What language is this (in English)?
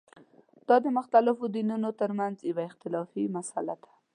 Pashto